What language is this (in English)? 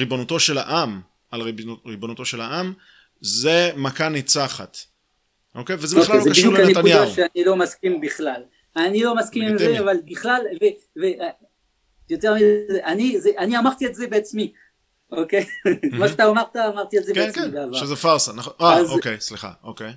Hebrew